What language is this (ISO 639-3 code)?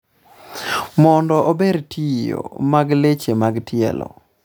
luo